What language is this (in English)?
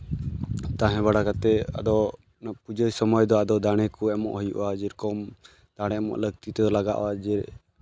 Santali